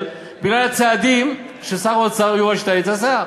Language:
Hebrew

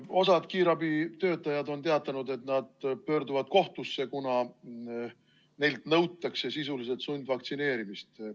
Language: Estonian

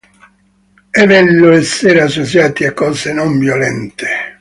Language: Italian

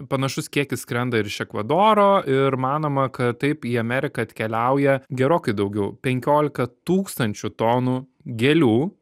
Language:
Lithuanian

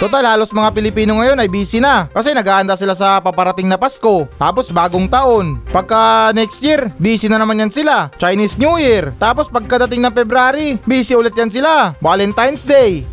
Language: Filipino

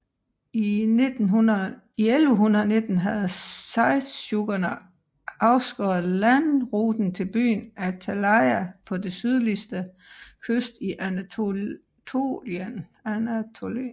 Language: Danish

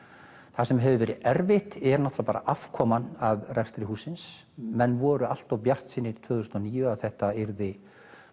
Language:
Icelandic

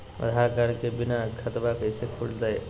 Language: Magahi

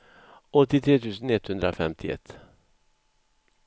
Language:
Swedish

